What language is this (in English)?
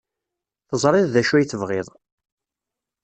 Kabyle